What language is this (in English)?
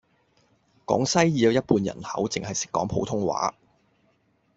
Cantonese